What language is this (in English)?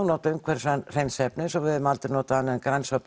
Icelandic